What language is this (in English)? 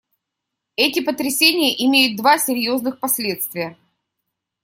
Russian